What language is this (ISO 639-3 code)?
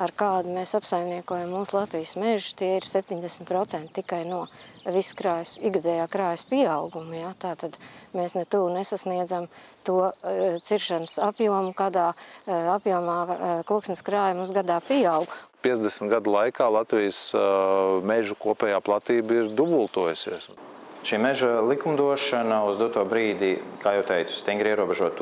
lav